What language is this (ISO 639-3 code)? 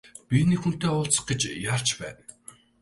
mon